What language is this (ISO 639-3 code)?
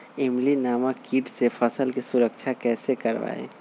mag